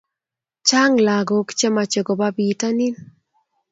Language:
Kalenjin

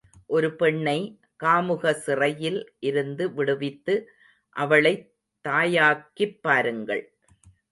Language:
Tamil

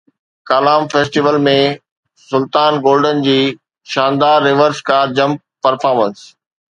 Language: Sindhi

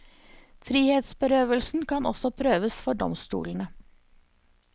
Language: Norwegian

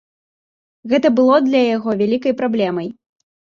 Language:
Belarusian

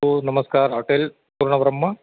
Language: Marathi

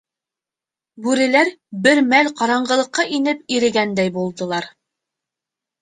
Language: Bashkir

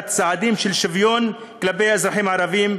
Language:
Hebrew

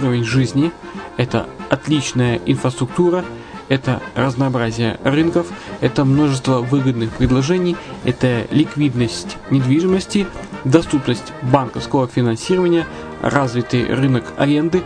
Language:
Russian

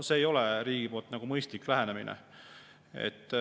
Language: Estonian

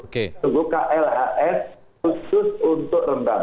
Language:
Indonesian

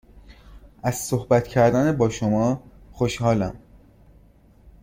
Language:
Persian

